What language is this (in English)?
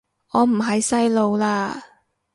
Cantonese